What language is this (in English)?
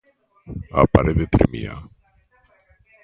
Galician